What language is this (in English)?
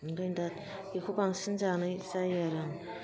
Bodo